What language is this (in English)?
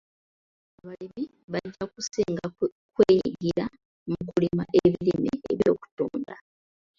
Ganda